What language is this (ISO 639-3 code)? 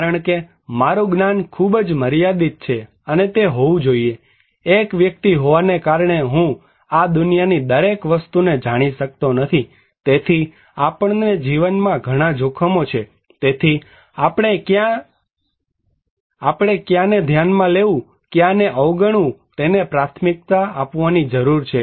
guj